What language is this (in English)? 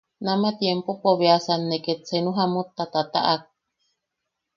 Yaqui